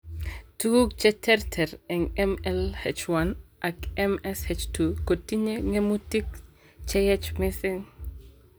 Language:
Kalenjin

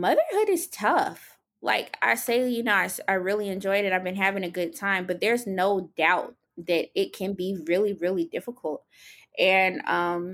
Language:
English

